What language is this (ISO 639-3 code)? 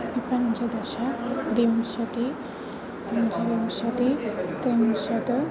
san